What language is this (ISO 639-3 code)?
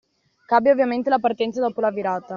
ita